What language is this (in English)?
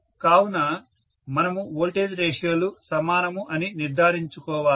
Telugu